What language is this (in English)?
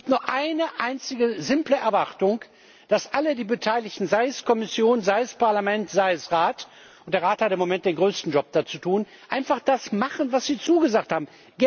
German